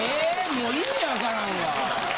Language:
Japanese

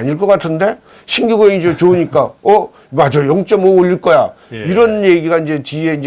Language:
Korean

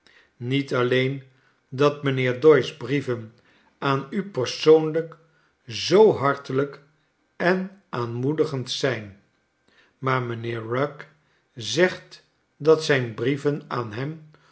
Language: Dutch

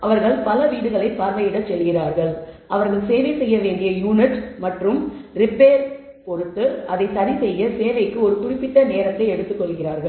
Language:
Tamil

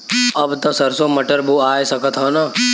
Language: Bhojpuri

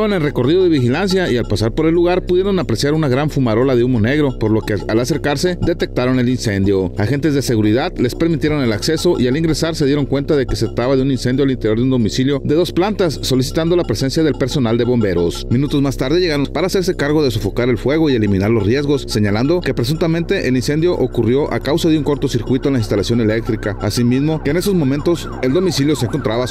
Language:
Spanish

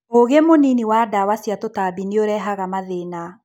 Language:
Kikuyu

